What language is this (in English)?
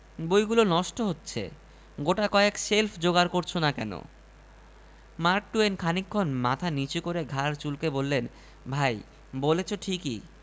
Bangla